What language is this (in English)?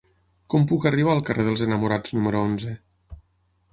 Catalan